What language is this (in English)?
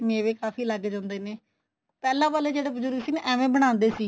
Punjabi